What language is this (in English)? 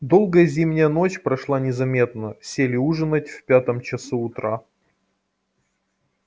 Russian